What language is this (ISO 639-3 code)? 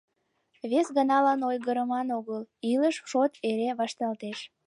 chm